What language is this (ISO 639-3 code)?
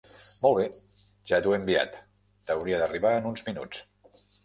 cat